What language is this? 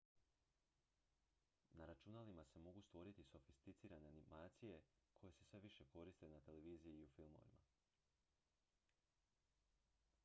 Croatian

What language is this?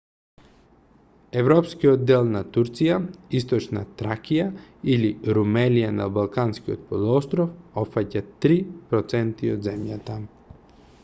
Macedonian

